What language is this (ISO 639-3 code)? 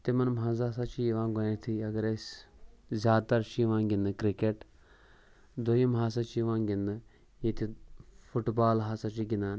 kas